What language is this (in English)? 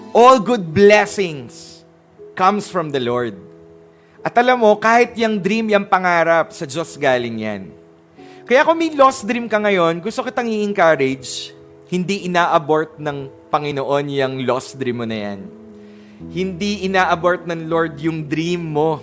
Filipino